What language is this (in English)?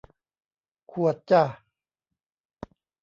Thai